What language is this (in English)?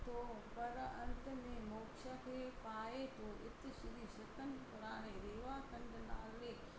Sindhi